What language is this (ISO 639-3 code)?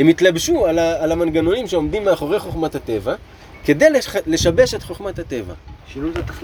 heb